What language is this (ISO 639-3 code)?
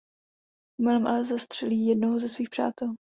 ces